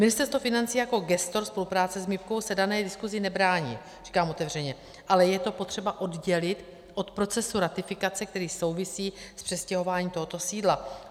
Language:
Czech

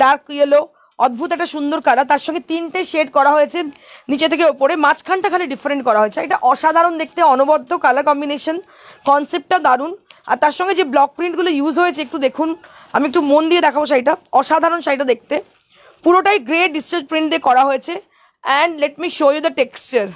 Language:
English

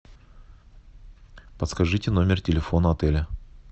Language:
Russian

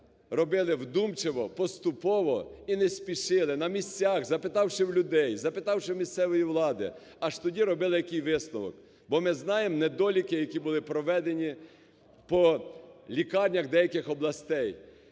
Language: Ukrainian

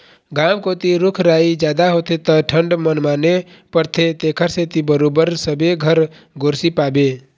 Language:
Chhattisgarhi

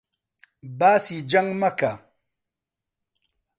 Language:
Central Kurdish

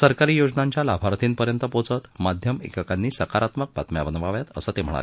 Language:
Marathi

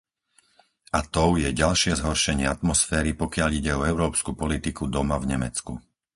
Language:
Slovak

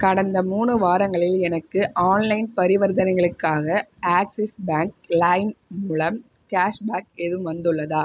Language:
Tamil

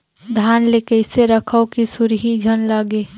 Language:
Chhattisgarhi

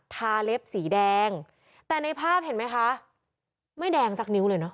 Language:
Thai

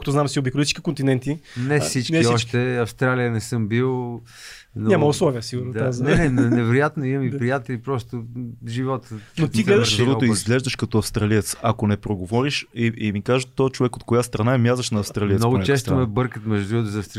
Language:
Bulgarian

